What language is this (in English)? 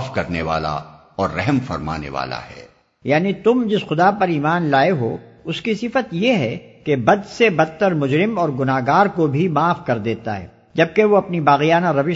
Urdu